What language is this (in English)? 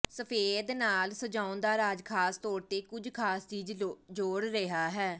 Punjabi